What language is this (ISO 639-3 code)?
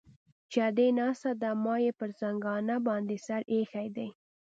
pus